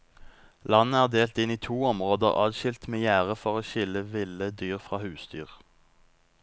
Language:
Norwegian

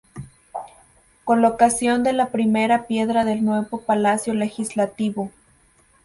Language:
Spanish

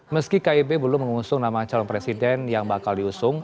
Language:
Indonesian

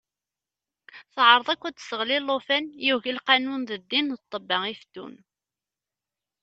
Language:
Kabyle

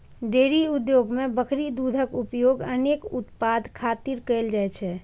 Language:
Maithili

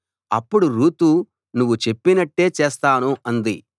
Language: Telugu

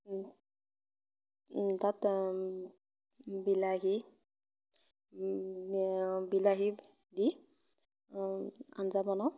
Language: Assamese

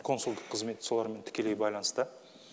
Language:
Kazakh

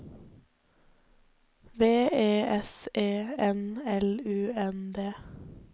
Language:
Norwegian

